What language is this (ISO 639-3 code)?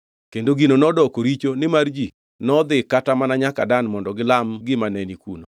luo